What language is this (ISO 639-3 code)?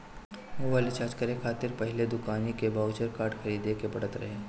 bho